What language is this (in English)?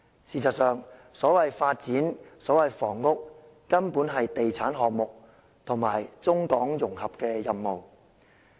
Cantonese